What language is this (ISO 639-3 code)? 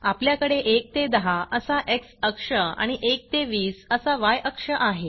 mar